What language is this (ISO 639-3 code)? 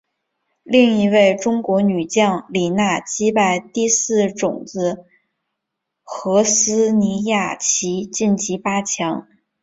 zho